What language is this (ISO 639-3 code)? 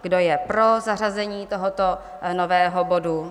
ces